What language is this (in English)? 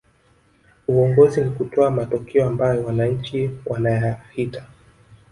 Swahili